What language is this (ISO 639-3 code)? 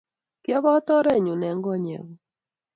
kln